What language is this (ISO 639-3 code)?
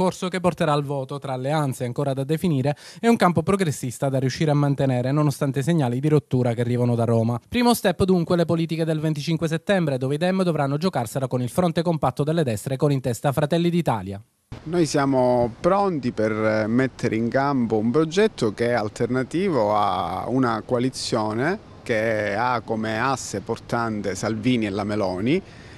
ita